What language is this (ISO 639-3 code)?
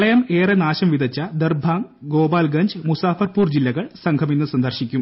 mal